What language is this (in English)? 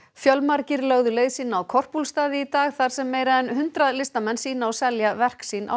Icelandic